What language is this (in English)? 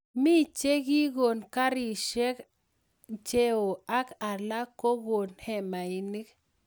Kalenjin